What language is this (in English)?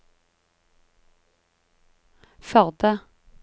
Norwegian